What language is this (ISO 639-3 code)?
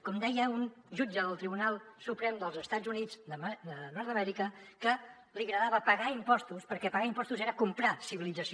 cat